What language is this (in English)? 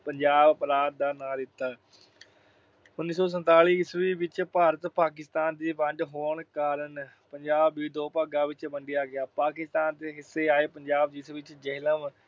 Punjabi